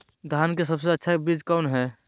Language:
Magahi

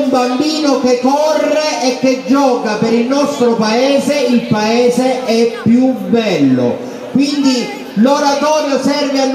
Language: Italian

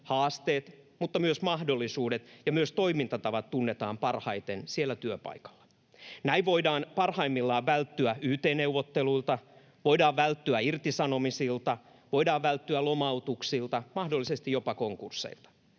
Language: Finnish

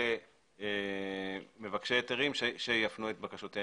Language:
Hebrew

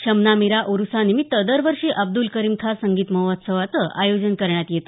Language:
Marathi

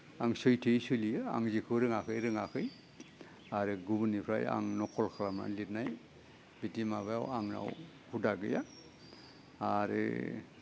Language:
Bodo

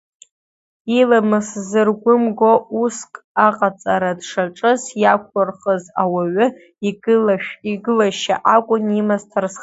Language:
Abkhazian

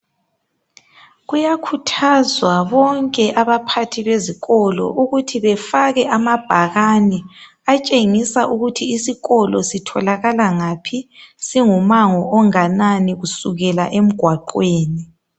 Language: North Ndebele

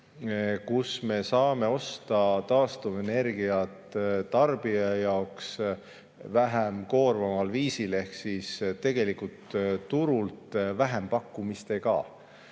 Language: Estonian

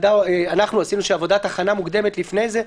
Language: Hebrew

